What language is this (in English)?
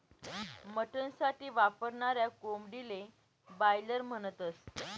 Marathi